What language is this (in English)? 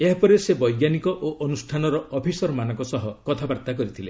Odia